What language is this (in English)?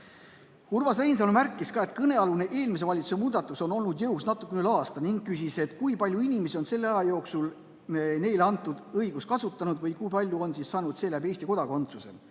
Estonian